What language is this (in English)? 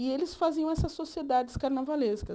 Portuguese